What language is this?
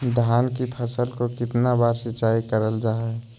Magahi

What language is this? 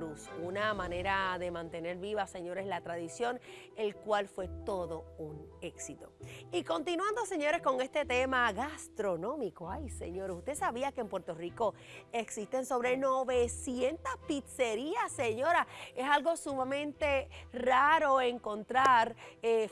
Spanish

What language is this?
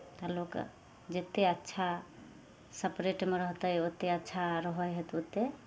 Maithili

